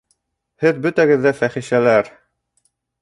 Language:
Bashkir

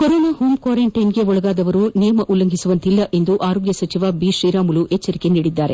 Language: Kannada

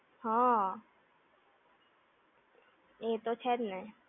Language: Gujarati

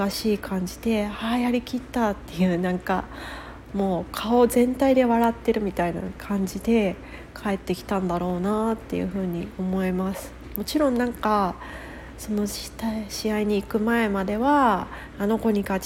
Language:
Japanese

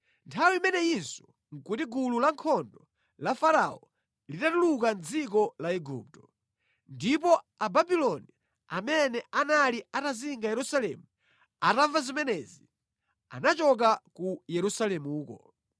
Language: Nyanja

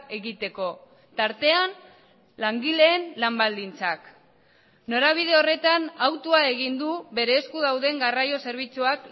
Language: Basque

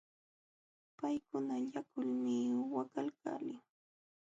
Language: Jauja Wanca Quechua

